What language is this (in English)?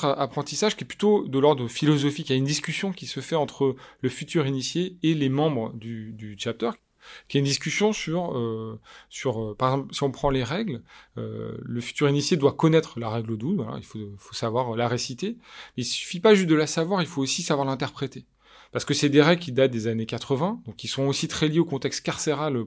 French